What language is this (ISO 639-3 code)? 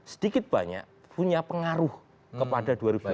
ind